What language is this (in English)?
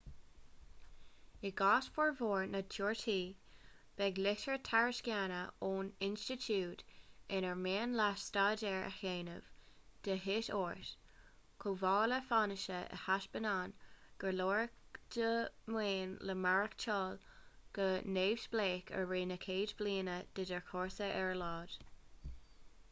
Irish